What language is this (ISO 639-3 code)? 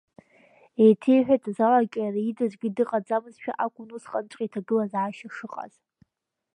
abk